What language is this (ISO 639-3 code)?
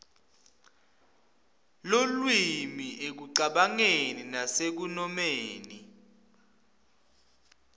ssw